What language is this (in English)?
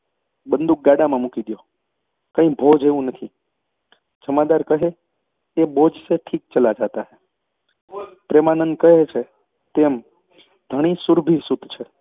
Gujarati